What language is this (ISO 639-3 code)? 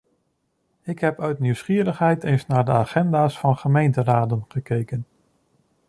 nld